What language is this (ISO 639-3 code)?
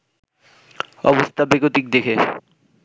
ben